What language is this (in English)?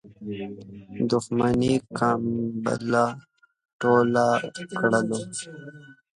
Pashto